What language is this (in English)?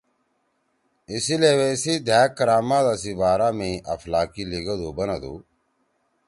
Torwali